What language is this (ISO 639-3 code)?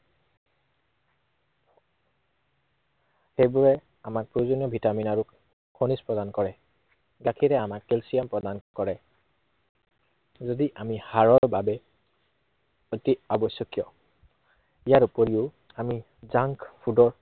asm